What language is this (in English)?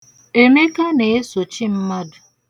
Igbo